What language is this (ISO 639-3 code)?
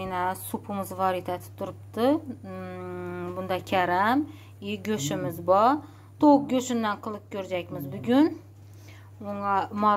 tur